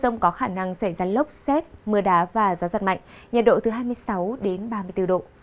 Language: Vietnamese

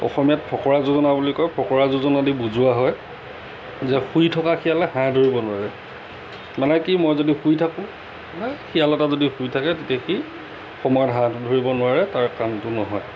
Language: Assamese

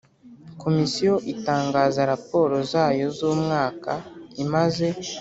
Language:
Kinyarwanda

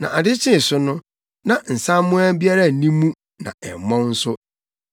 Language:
Akan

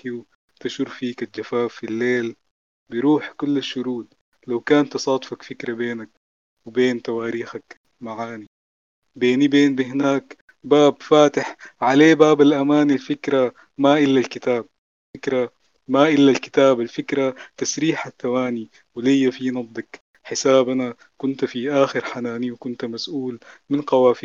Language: Arabic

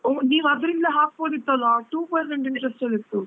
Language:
Kannada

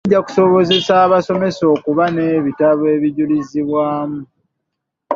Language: Ganda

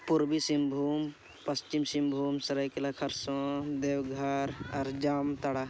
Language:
Santali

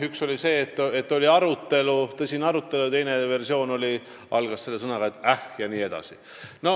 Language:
Estonian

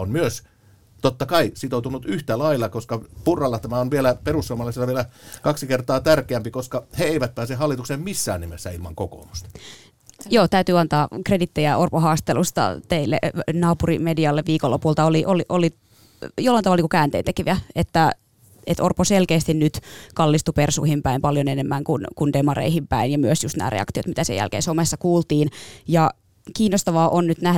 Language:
Finnish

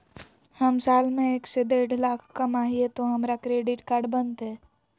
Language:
Magahi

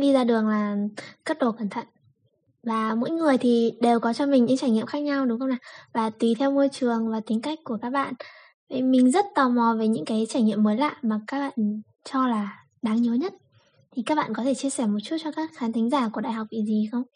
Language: Vietnamese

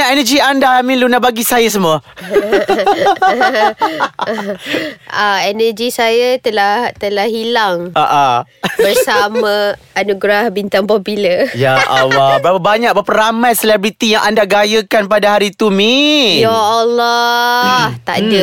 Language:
Malay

